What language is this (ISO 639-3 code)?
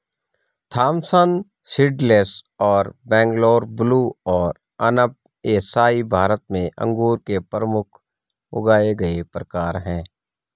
hin